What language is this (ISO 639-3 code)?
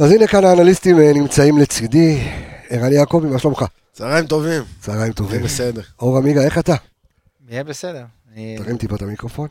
heb